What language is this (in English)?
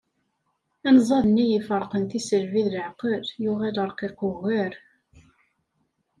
Kabyle